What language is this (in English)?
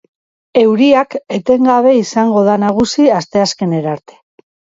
Basque